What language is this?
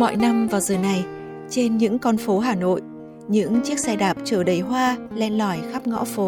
Vietnamese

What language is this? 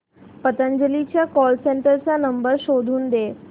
Marathi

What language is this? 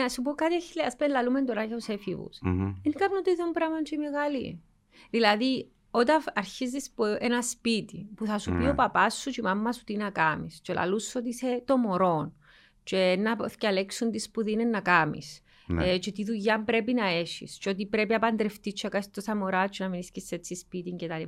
Greek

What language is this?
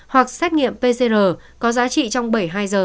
Vietnamese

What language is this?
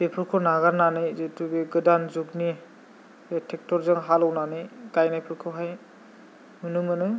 Bodo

